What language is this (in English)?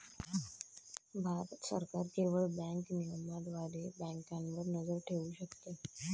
Marathi